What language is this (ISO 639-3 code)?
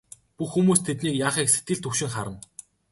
mon